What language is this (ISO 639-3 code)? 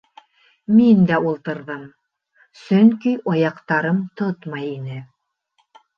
bak